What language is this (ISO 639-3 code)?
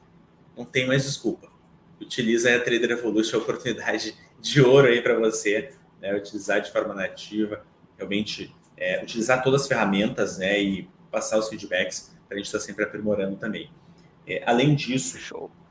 por